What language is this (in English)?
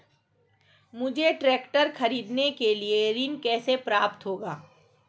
Hindi